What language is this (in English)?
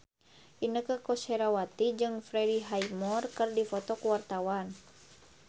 Sundanese